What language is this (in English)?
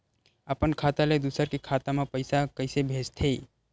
Chhattisgarhi